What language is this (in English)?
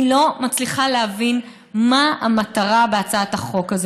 Hebrew